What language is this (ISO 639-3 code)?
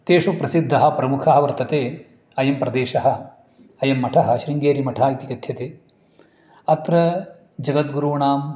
san